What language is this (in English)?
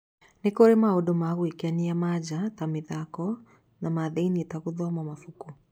Kikuyu